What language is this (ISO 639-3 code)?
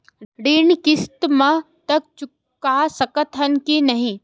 hne